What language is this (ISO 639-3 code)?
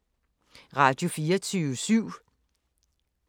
dan